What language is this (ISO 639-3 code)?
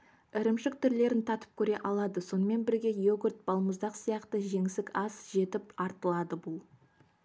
kaz